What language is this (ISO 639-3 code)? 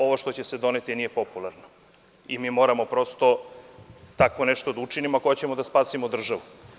srp